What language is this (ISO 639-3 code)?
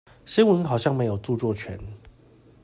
zho